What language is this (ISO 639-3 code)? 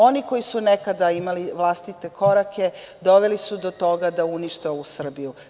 srp